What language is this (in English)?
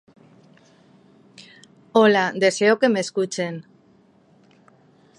Spanish